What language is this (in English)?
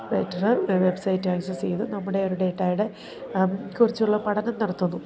Malayalam